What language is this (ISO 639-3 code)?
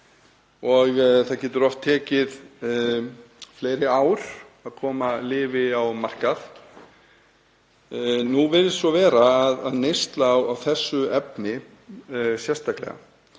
isl